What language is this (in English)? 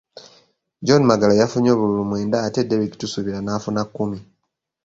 Ganda